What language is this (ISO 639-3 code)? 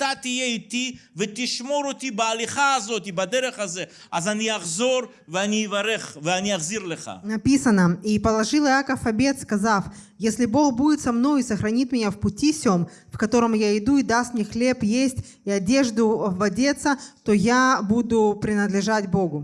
rus